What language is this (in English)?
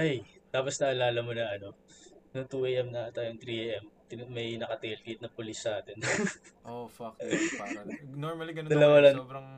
Filipino